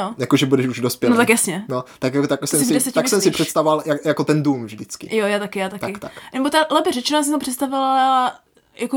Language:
Czech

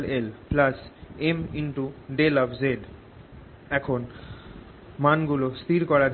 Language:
Bangla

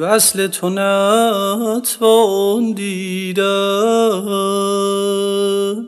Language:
Persian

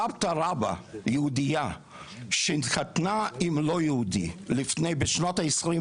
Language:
Hebrew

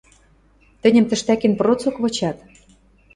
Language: Western Mari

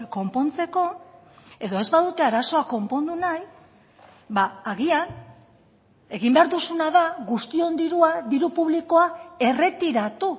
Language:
Basque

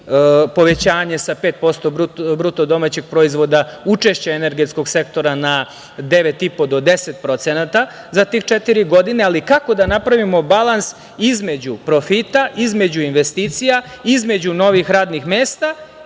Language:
Serbian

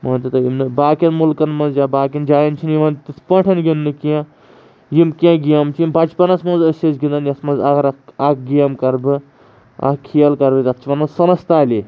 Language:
Kashmiri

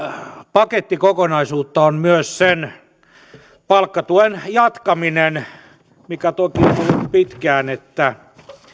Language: Finnish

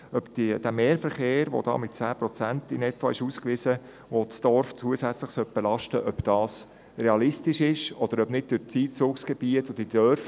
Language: Swiss German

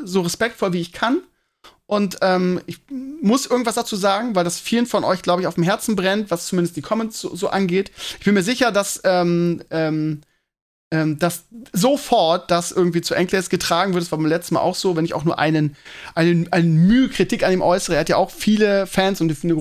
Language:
German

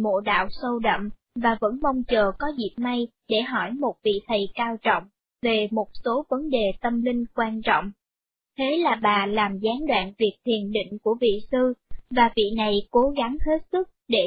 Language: Vietnamese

